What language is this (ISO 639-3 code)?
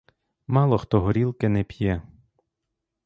ukr